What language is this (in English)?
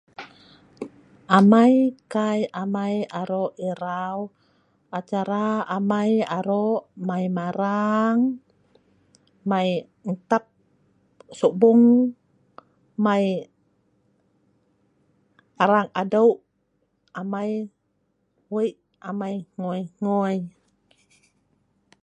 Sa'ban